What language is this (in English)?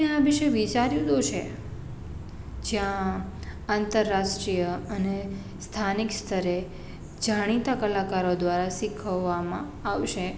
Gujarati